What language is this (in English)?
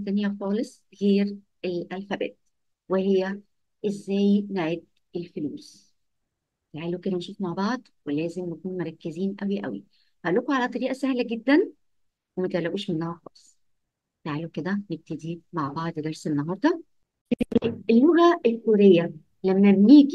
Arabic